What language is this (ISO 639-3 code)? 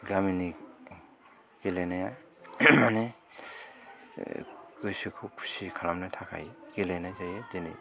brx